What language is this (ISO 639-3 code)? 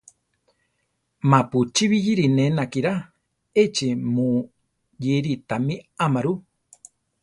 tar